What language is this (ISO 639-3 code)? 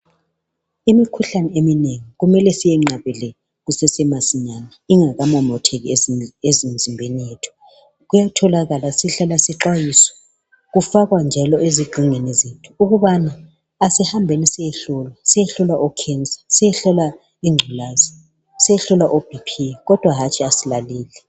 nde